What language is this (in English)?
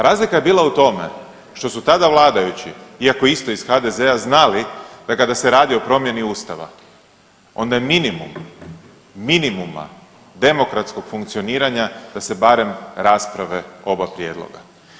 Croatian